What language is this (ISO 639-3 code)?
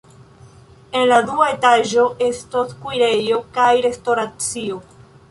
epo